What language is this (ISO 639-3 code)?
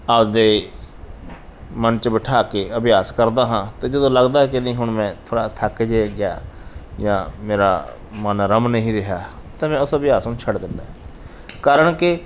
pan